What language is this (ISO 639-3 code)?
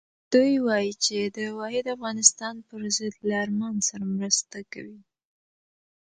pus